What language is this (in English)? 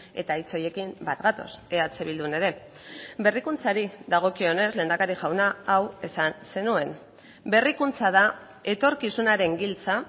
Basque